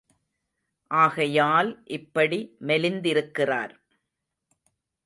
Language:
Tamil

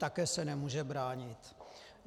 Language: Czech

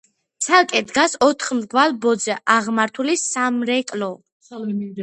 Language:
Georgian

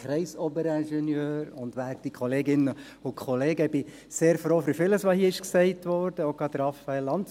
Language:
Swiss German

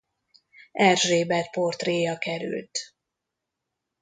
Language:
Hungarian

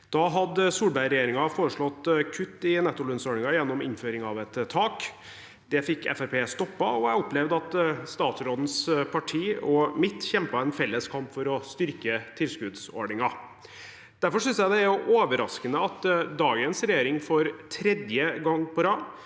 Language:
Norwegian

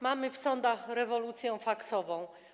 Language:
Polish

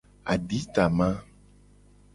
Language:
Gen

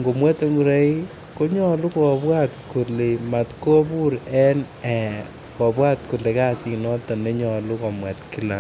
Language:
Kalenjin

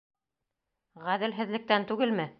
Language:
Bashkir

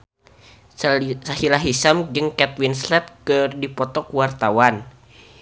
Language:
Sundanese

